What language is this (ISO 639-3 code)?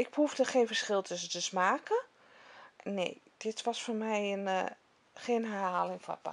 nld